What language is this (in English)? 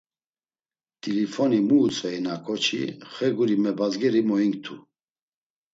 Laz